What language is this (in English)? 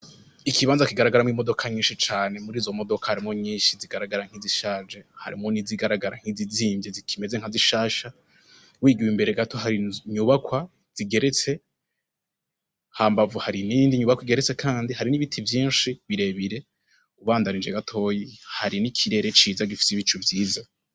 Rundi